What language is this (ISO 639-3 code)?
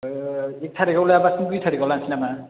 brx